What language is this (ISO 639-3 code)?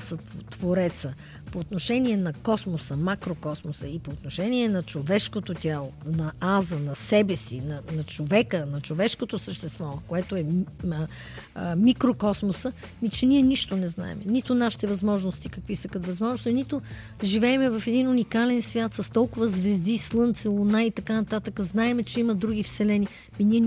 bul